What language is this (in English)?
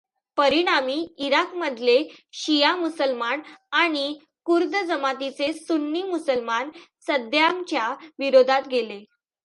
Marathi